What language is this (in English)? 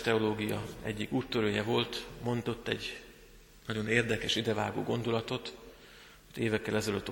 Hungarian